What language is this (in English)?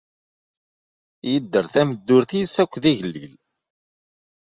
Kabyle